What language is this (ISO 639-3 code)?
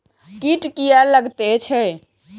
mai